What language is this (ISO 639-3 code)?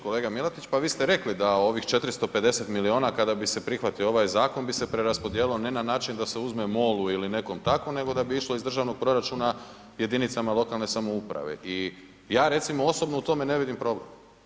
hrv